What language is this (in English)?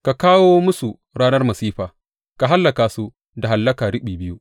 Hausa